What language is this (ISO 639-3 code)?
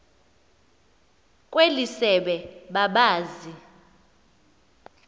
xho